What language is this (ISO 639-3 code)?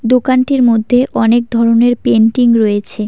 ben